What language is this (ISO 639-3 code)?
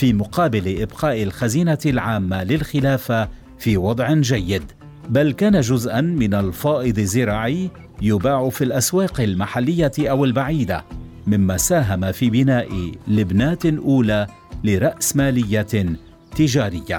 ara